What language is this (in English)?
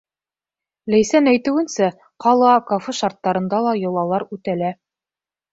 Bashkir